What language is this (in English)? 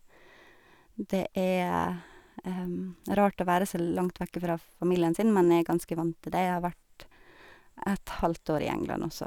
Norwegian